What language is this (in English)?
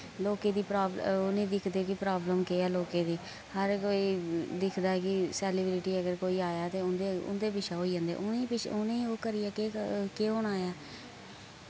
Dogri